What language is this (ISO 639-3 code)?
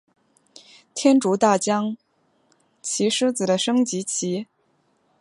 zho